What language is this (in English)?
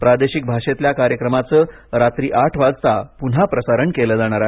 Marathi